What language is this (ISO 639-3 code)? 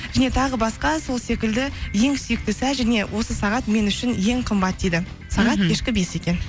kaz